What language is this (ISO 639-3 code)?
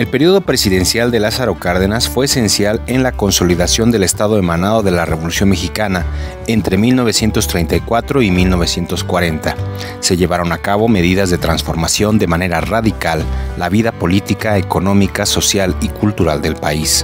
spa